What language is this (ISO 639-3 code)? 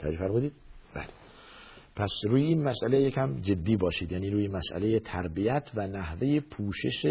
fas